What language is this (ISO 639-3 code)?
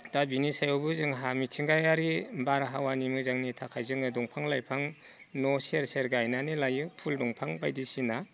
brx